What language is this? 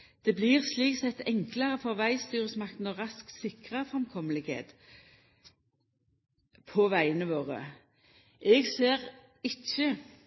Norwegian Nynorsk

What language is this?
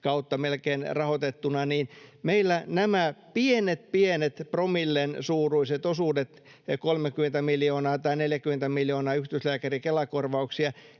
Finnish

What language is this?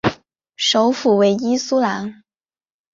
Chinese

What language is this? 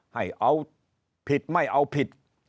Thai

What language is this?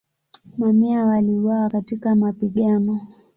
Swahili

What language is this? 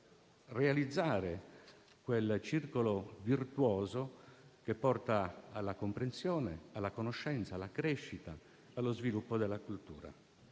Italian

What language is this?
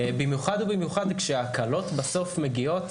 Hebrew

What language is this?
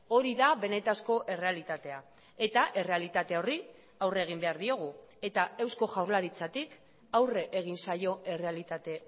Basque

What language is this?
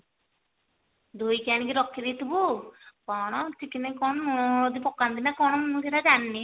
Odia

